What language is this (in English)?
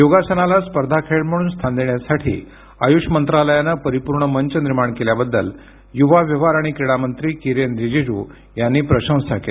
Marathi